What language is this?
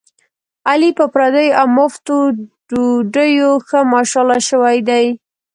Pashto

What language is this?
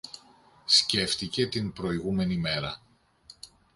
Greek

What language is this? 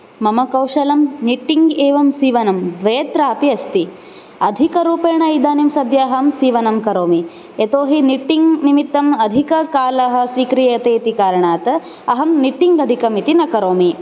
Sanskrit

